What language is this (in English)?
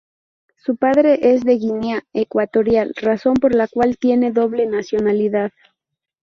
Spanish